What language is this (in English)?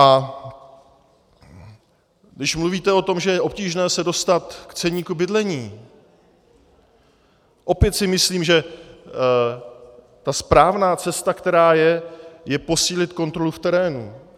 Czech